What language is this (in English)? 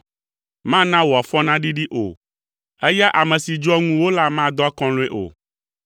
Ewe